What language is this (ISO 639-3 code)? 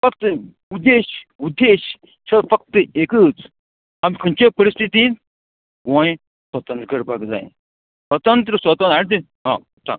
kok